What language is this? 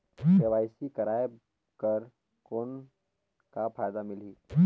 Chhattisgarhi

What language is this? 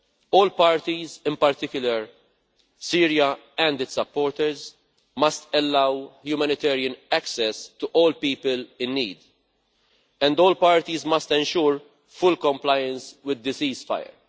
English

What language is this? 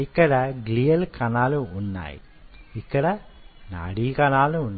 Telugu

